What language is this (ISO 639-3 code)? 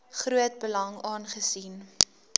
afr